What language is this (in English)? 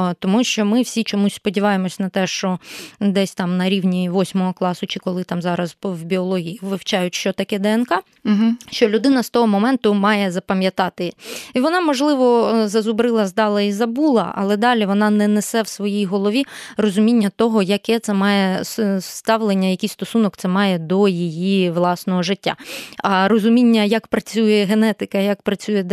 Ukrainian